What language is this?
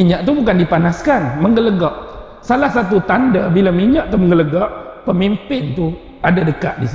Malay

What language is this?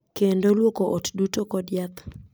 Luo (Kenya and Tanzania)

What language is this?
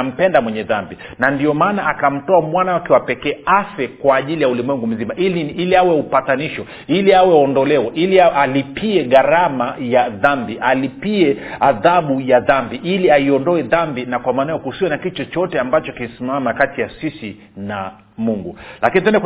Swahili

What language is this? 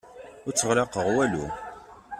Kabyle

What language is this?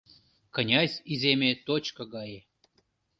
Mari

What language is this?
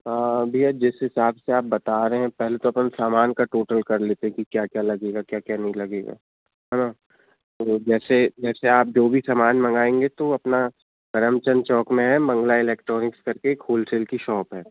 Hindi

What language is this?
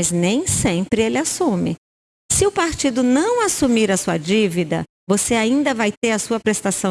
Portuguese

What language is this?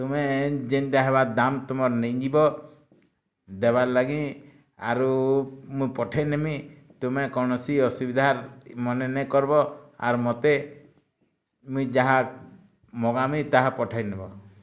Odia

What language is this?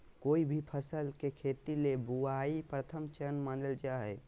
Magahi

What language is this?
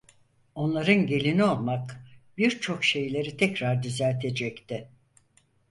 Turkish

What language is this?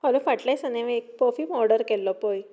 Konkani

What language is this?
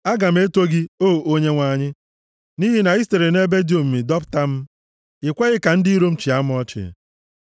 Igbo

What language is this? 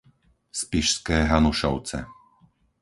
Slovak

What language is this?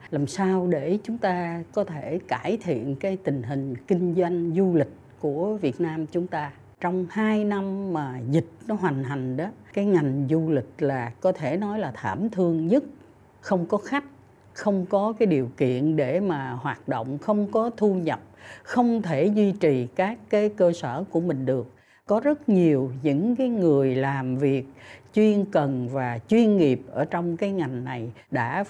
Vietnamese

